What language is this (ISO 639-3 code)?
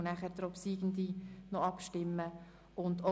gsw